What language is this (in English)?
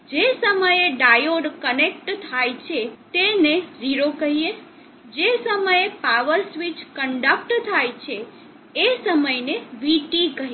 Gujarati